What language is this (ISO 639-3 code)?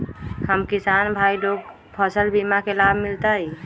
mag